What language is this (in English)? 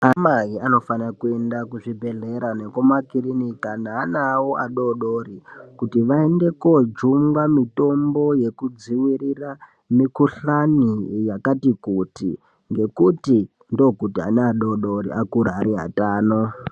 Ndau